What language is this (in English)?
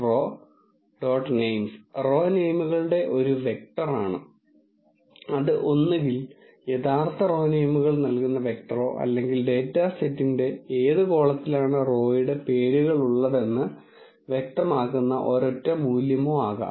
Malayalam